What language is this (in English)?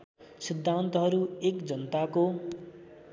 Nepali